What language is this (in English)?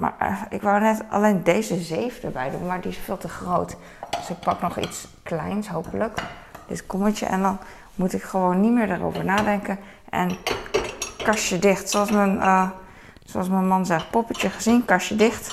Dutch